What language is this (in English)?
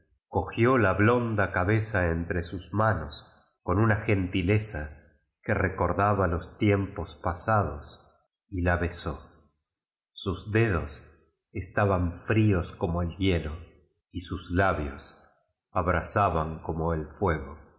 Spanish